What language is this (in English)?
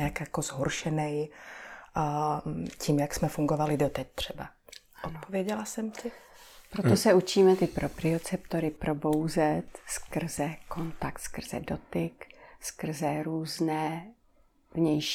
Czech